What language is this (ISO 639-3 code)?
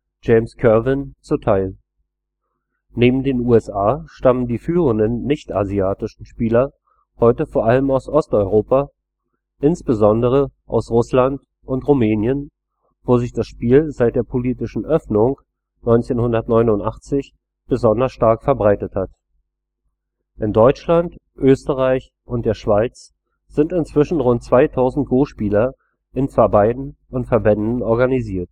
deu